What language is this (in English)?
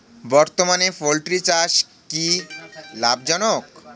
Bangla